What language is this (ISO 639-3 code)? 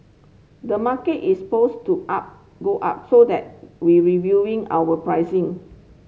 eng